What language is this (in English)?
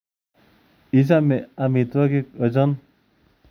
Kalenjin